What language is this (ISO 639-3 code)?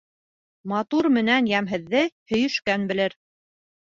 bak